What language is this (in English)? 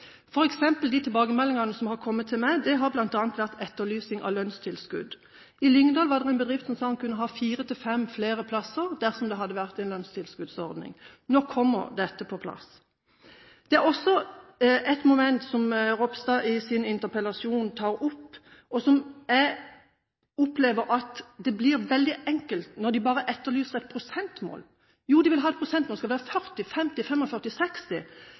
Norwegian Bokmål